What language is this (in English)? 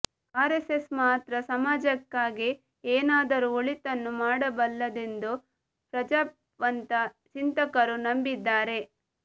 Kannada